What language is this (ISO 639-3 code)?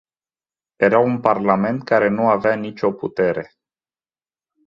ron